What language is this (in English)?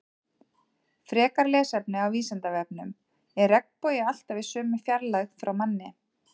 Icelandic